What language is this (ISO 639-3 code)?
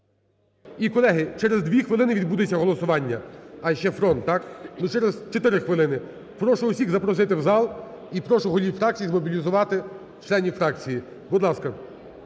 ukr